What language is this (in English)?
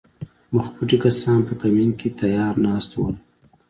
Pashto